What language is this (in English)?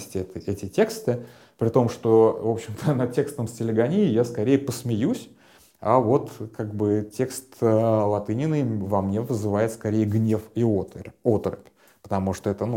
Russian